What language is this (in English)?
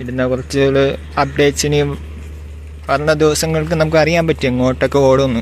Malayalam